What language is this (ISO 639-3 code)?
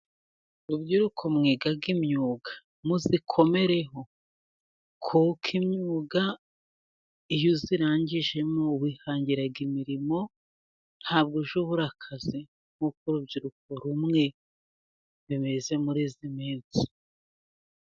kin